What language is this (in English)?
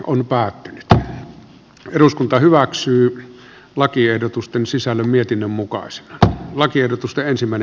Finnish